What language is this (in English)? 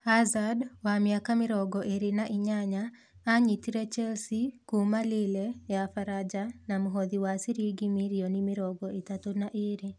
Kikuyu